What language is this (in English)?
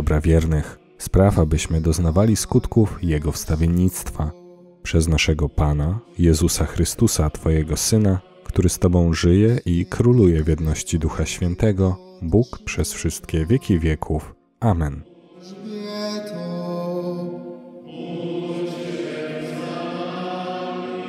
Polish